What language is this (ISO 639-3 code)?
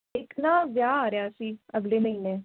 pan